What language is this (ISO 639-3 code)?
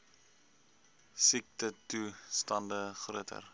afr